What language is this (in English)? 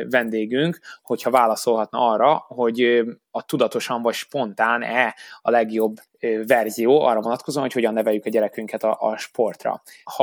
Hungarian